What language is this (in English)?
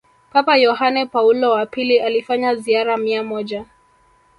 Swahili